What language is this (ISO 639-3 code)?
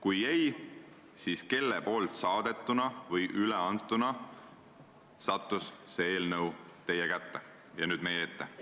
est